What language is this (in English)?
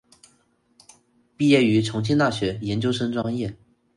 Chinese